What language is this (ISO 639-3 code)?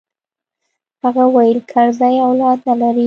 pus